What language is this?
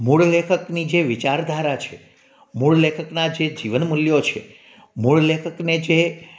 Gujarati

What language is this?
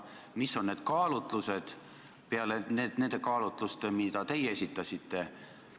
Estonian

